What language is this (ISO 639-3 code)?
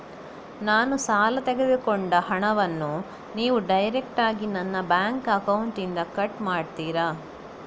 kan